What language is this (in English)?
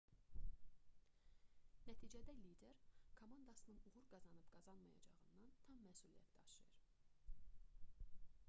Azerbaijani